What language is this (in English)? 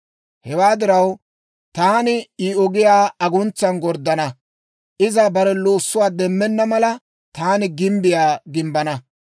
Dawro